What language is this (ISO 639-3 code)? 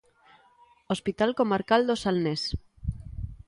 glg